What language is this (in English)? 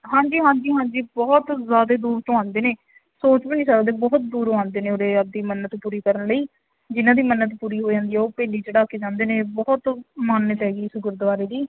Punjabi